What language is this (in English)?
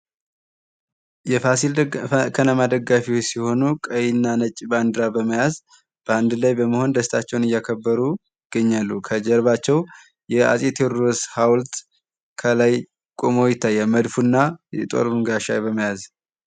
Amharic